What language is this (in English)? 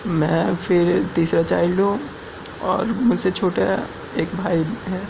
Urdu